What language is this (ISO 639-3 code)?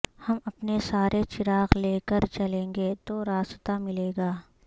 urd